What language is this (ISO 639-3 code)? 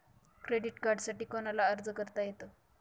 mar